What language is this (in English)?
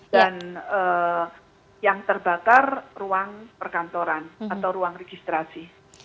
Indonesian